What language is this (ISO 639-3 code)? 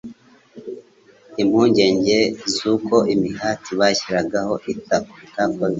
kin